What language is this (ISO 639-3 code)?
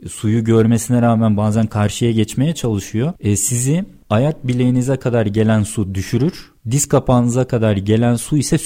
tur